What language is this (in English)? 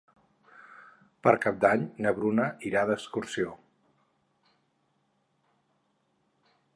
Catalan